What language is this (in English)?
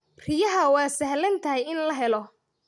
Somali